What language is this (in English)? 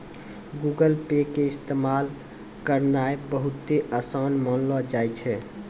Maithili